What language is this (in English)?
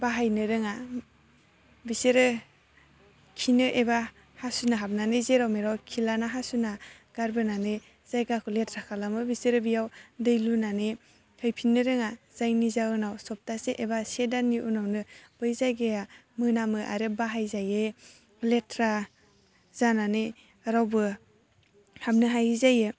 Bodo